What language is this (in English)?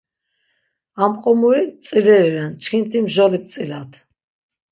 Laz